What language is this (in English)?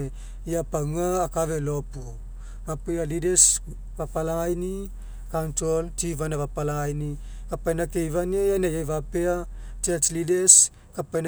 Mekeo